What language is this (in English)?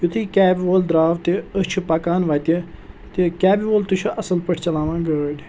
Kashmiri